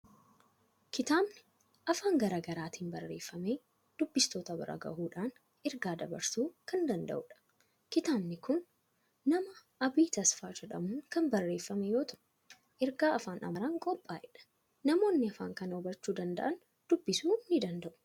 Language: Oromo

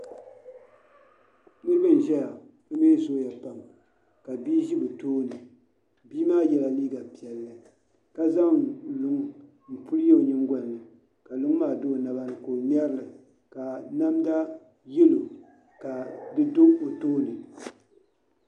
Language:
Dagbani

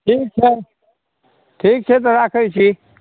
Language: Maithili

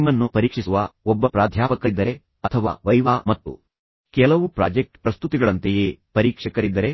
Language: Kannada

